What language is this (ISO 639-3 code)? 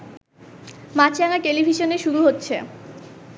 ben